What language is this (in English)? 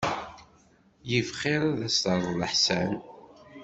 Kabyle